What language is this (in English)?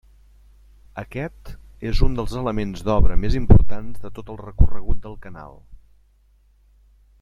Catalan